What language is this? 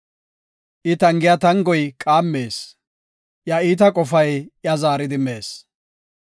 Gofa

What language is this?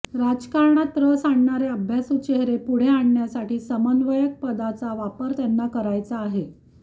Marathi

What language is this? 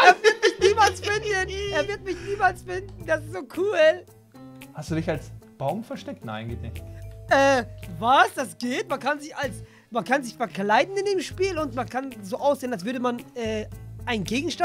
German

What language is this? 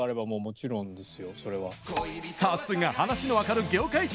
Japanese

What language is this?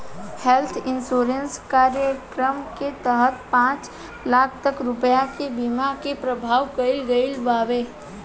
Bhojpuri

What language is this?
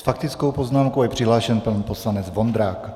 Czech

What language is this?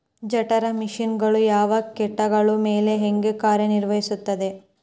Kannada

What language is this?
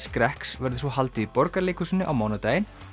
Icelandic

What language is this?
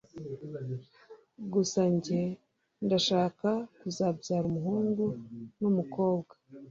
Kinyarwanda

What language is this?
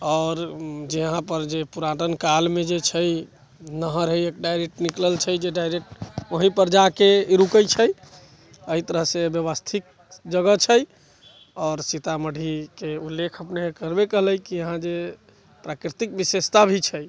Maithili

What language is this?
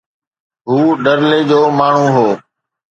Sindhi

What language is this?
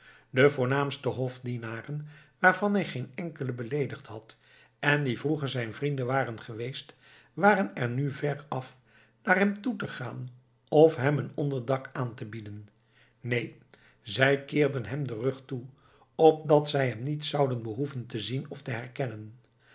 Dutch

